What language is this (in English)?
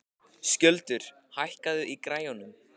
Icelandic